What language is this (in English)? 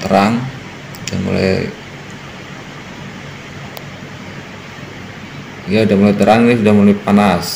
Indonesian